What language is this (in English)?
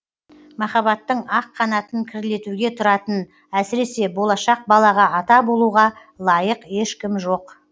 Kazakh